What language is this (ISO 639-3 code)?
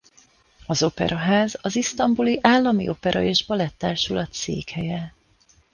hun